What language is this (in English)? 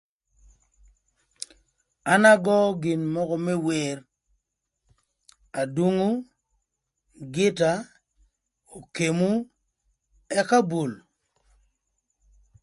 Thur